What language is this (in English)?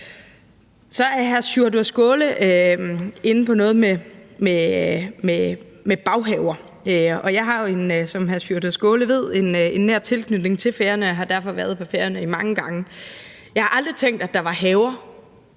Danish